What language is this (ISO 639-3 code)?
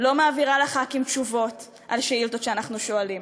heb